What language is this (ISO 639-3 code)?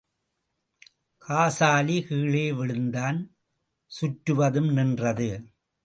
tam